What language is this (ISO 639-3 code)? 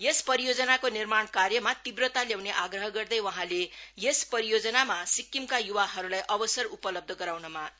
nep